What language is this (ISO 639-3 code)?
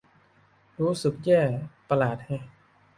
tha